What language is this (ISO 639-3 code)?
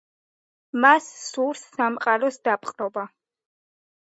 kat